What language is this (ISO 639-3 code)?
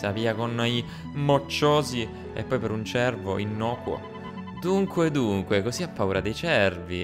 ita